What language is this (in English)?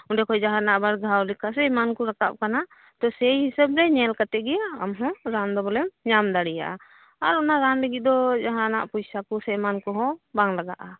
Santali